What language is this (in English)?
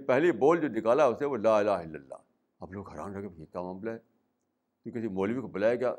Urdu